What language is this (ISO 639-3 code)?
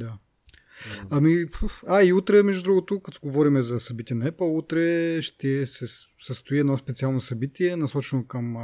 bul